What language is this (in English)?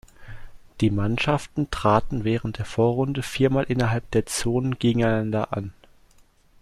German